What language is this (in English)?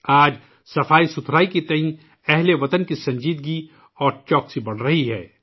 Urdu